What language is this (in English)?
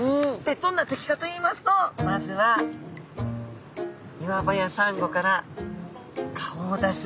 Japanese